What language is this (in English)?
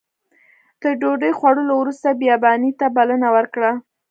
Pashto